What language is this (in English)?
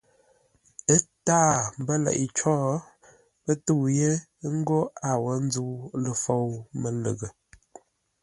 Ngombale